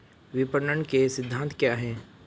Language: Hindi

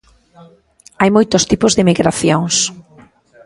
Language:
Galician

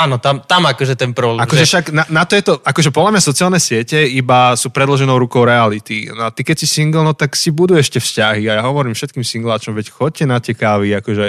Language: Slovak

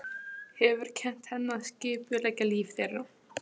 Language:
Icelandic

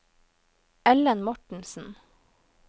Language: Norwegian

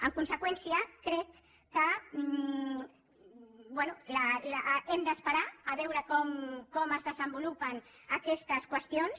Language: Catalan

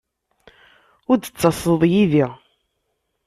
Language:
Kabyle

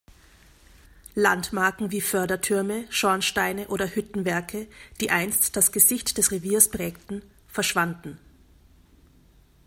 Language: German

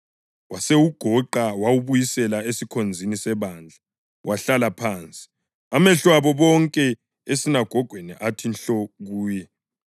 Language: North Ndebele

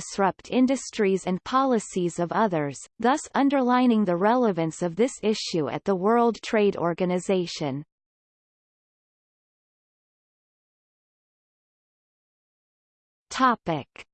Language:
English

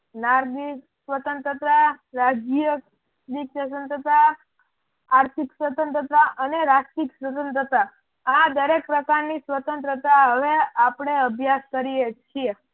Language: Gujarati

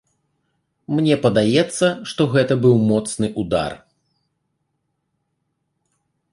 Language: Belarusian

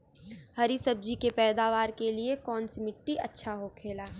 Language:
Bhojpuri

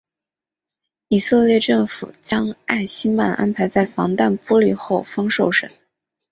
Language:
Chinese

